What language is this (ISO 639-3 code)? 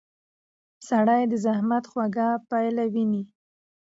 pus